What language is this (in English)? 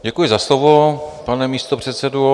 Czech